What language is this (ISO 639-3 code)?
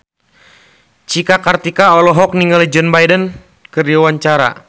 sun